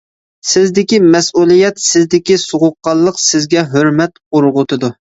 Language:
Uyghur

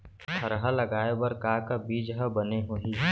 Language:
Chhattisgarhi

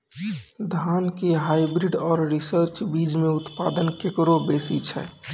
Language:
Maithili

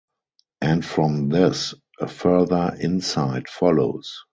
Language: English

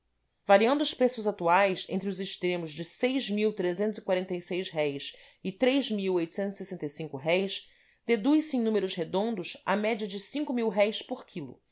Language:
Portuguese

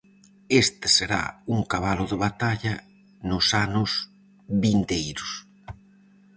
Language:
Galician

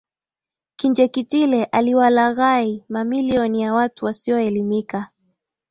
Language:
Swahili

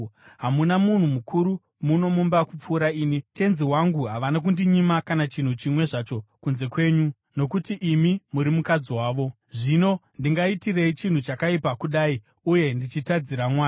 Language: Shona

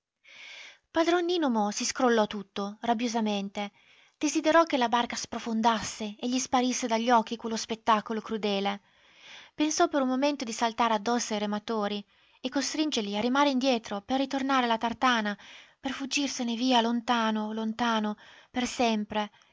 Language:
Italian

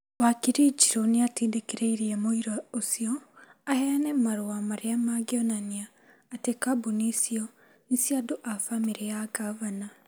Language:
Kikuyu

